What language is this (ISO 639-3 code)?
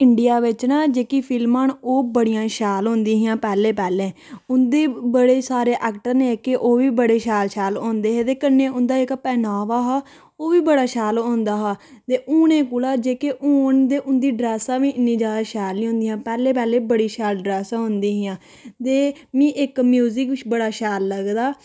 doi